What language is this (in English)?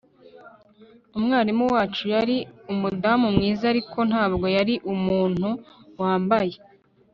Kinyarwanda